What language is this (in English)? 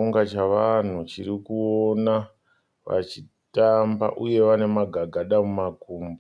Shona